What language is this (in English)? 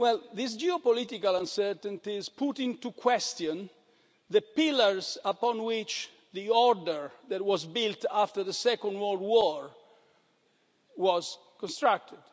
English